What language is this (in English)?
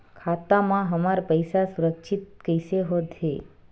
Chhattisgarhi